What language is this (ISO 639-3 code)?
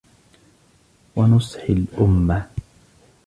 ara